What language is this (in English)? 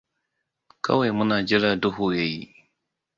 Hausa